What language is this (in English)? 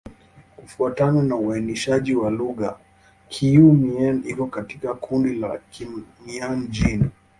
Swahili